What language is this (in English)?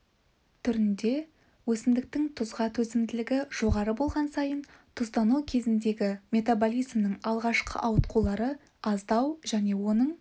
Kazakh